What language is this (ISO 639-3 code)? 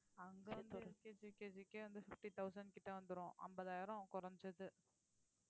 tam